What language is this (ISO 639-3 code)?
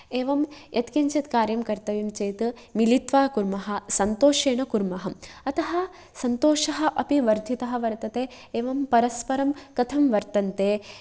san